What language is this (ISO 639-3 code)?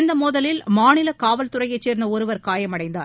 tam